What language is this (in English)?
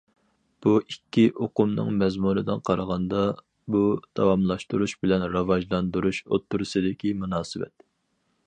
Uyghur